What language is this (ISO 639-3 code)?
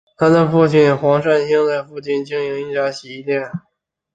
zho